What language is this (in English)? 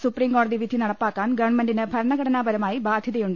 Malayalam